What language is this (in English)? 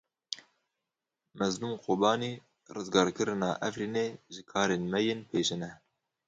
Kurdish